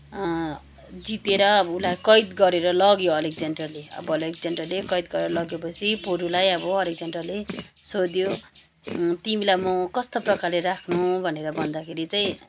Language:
Nepali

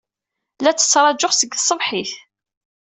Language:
Kabyle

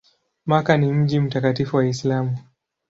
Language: Swahili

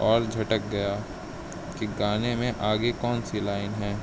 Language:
Urdu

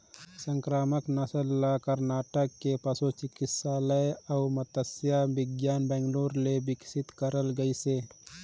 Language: Chhattisgarhi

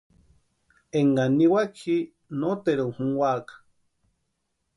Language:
Western Highland Purepecha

